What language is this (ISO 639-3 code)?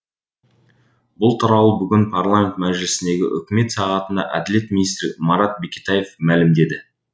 kaz